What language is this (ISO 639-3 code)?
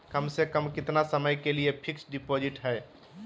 mag